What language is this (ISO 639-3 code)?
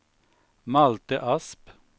swe